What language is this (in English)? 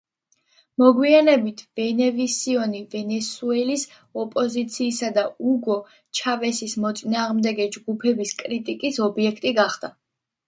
Georgian